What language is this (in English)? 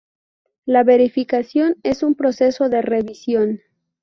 Spanish